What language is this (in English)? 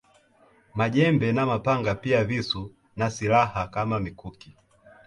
Swahili